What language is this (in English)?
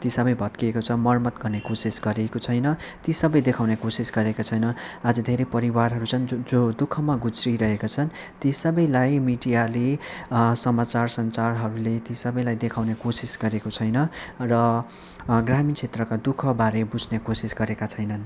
Nepali